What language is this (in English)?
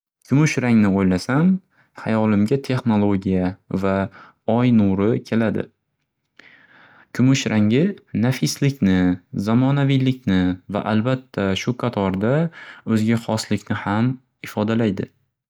Uzbek